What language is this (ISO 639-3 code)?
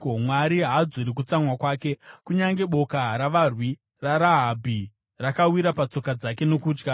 sna